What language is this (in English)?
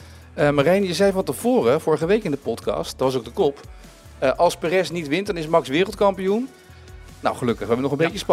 Dutch